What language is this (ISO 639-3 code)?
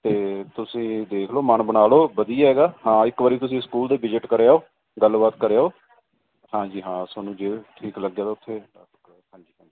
pan